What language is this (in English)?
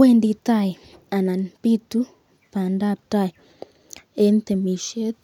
Kalenjin